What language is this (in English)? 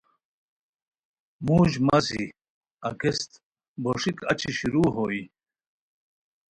Khowar